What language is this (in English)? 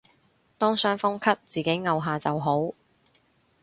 Cantonese